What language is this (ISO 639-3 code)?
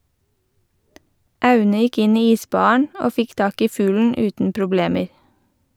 nor